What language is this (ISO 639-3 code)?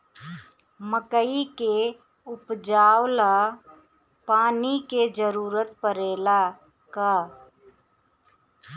bho